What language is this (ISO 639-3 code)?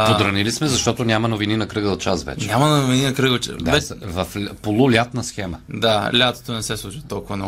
bul